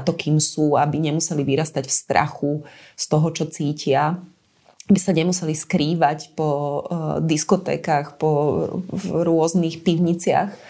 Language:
Slovak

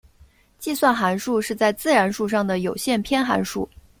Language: Chinese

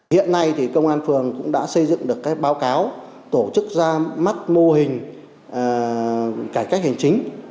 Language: Vietnamese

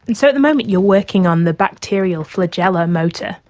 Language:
English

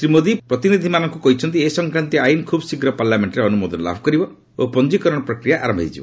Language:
Odia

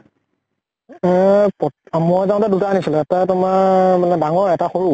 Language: Assamese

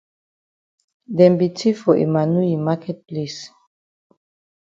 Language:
Cameroon Pidgin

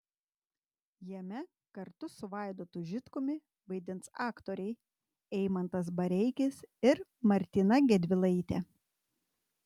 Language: Lithuanian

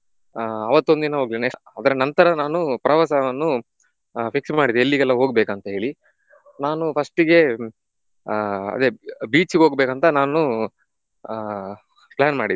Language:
Kannada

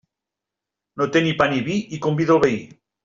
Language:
Catalan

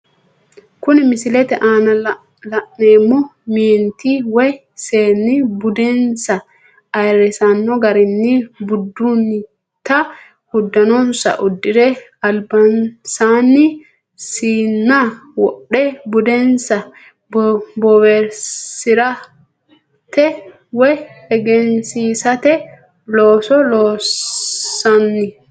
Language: Sidamo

